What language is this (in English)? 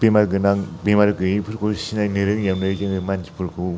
Bodo